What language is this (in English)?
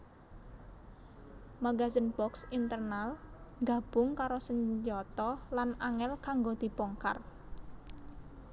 Javanese